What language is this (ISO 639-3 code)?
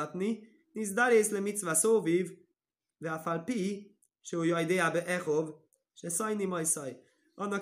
hun